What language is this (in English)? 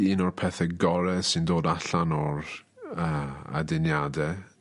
Welsh